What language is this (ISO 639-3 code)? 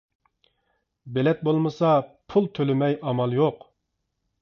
uig